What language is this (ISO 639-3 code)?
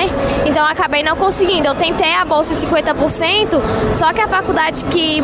por